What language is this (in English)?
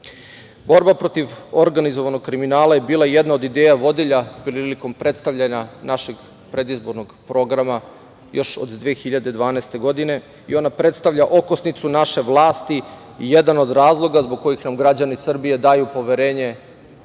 Serbian